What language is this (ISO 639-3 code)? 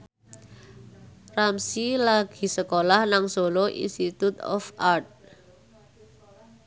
jav